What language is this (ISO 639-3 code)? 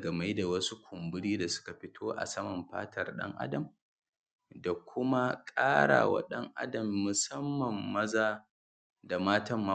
hau